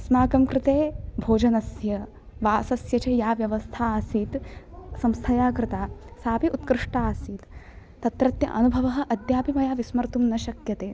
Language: Sanskrit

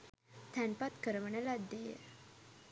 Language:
Sinhala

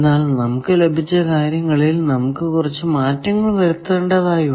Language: Malayalam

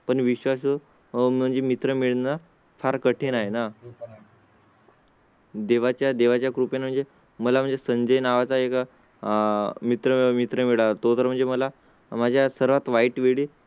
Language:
Marathi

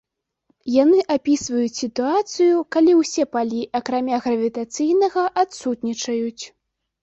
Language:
Belarusian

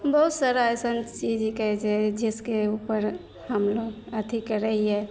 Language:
Maithili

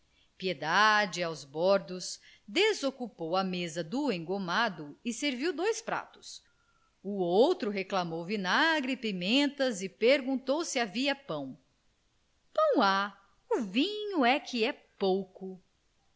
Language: Portuguese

